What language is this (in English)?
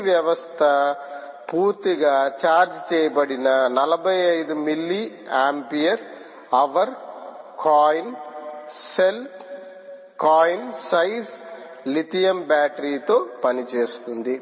Telugu